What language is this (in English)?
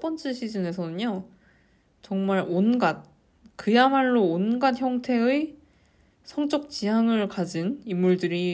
Korean